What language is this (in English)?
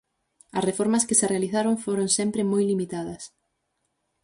Galician